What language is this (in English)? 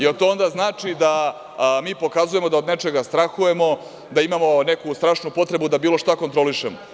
Serbian